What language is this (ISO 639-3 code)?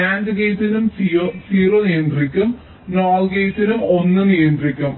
mal